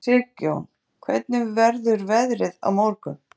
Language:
Icelandic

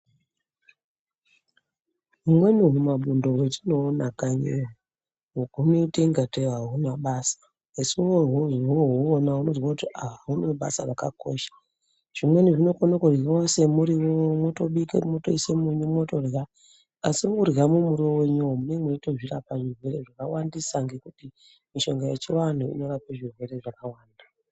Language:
Ndau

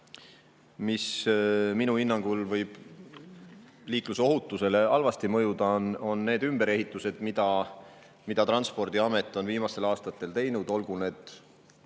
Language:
Estonian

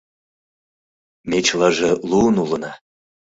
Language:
Mari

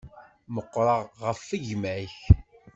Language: Kabyle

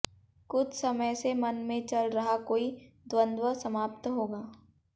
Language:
Hindi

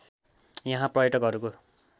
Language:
Nepali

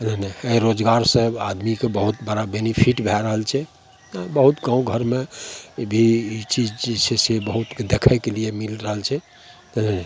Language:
Maithili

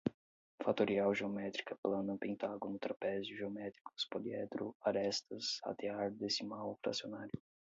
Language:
Portuguese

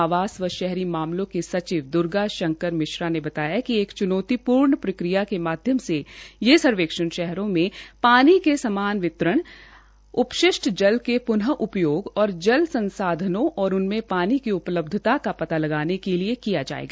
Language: Hindi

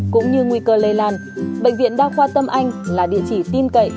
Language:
Vietnamese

